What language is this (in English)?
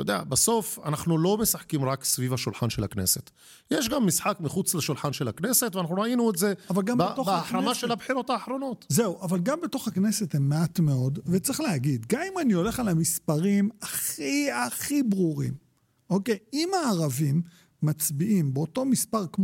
Hebrew